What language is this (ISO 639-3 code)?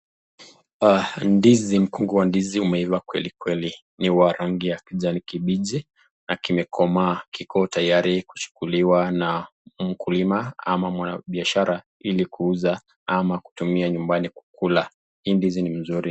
swa